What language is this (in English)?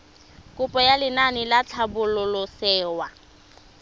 Tswana